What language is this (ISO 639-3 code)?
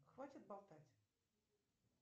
rus